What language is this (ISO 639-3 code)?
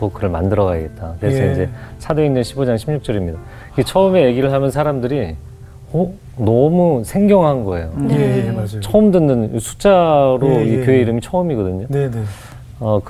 kor